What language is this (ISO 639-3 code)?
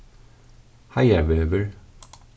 fao